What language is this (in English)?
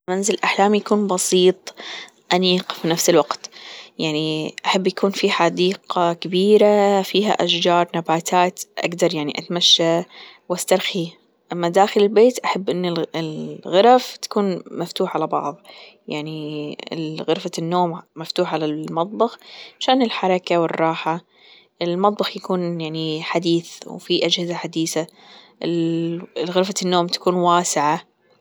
Gulf Arabic